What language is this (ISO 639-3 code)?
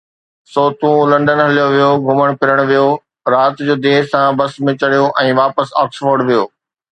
snd